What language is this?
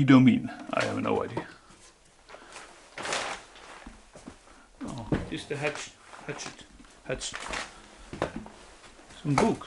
English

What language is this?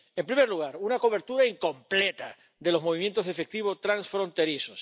Spanish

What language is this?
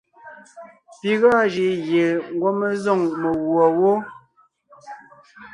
Ngiemboon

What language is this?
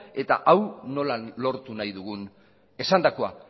Basque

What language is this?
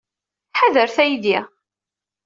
Kabyle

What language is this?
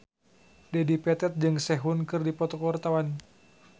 Sundanese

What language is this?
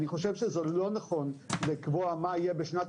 Hebrew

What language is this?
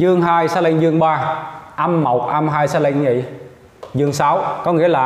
Vietnamese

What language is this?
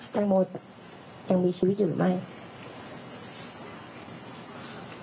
Thai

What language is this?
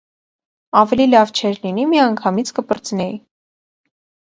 Armenian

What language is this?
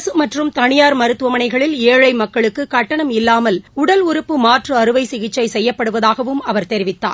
Tamil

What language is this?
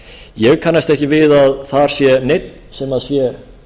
Icelandic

